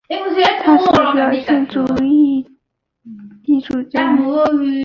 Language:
Chinese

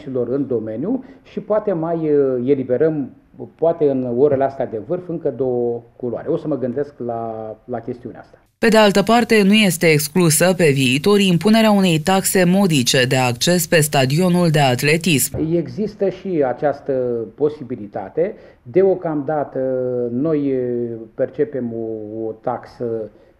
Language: Romanian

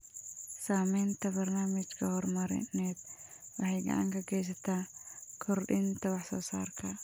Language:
Somali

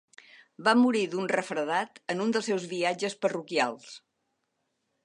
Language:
Catalan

